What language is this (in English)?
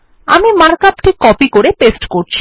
Bangla